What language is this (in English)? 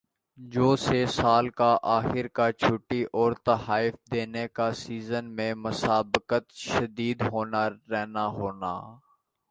Urdu